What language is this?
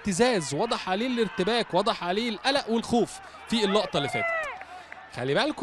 Arabic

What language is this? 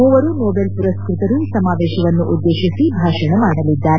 Kannada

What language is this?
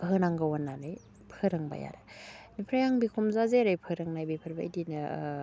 Bodo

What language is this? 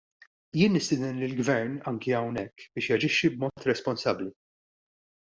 Maltese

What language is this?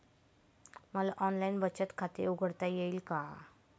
Marathi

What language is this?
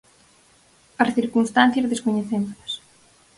Galician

